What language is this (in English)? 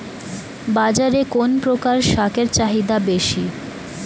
Bangla